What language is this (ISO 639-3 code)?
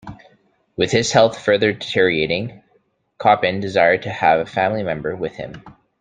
eng